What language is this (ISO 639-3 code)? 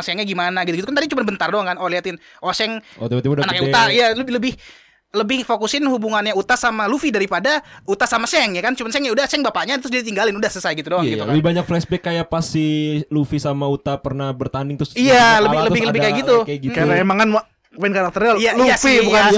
ind